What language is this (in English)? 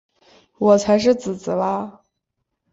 Chinese